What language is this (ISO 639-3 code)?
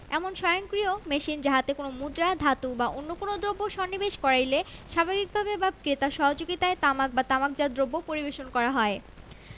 ben